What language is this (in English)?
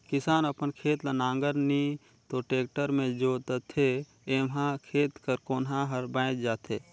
Chhattisgarhi